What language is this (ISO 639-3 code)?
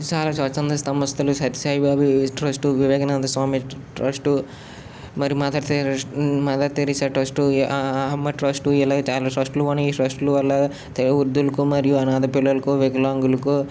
tel